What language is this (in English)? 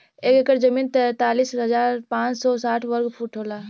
Bhojpuri